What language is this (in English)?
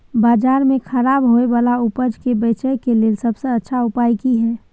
Maithili